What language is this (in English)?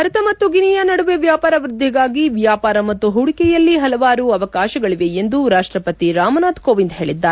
Kannada